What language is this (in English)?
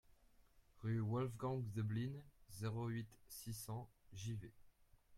French